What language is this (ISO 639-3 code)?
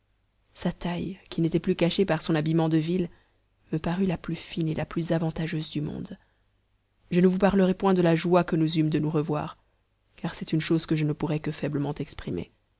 fra